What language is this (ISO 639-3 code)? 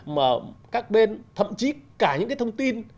vie